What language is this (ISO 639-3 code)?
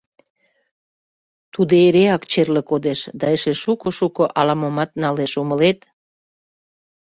chm